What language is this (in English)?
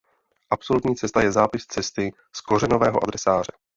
Czech